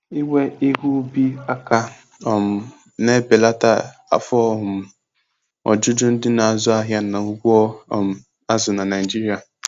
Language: Igbo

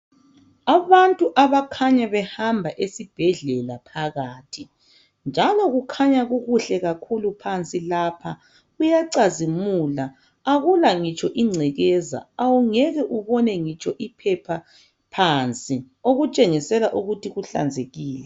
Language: North Ndebele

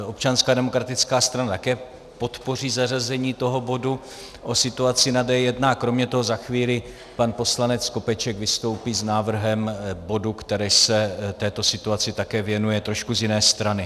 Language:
Czech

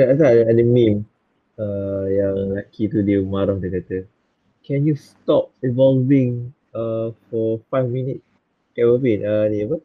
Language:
Malay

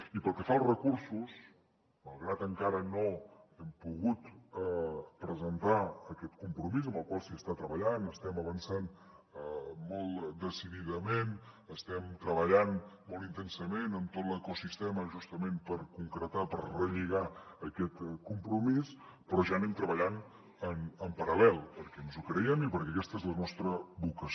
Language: Catalan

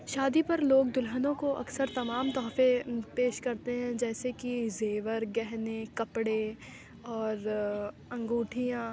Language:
Urdu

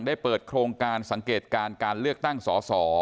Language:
Thai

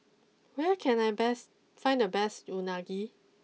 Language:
English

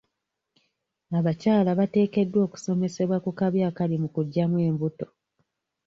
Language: Ganda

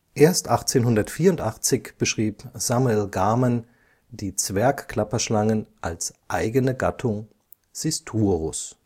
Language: German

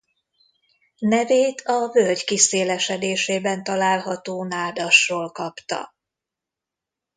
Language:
Hungarian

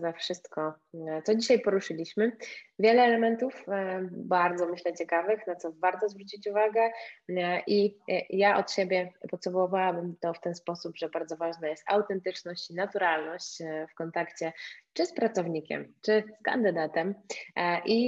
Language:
Polish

